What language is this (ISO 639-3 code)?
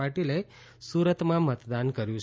guj